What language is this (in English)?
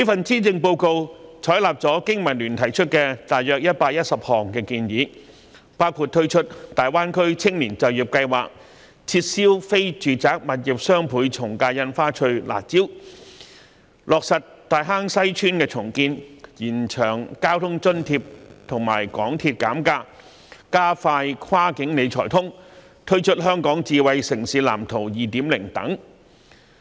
Cantonese